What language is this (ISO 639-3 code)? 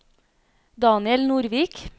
nor